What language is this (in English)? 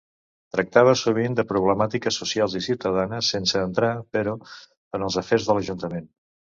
Catalan